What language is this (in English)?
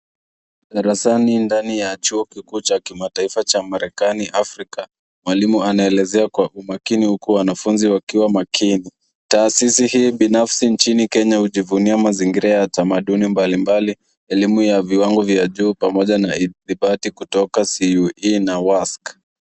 Swahili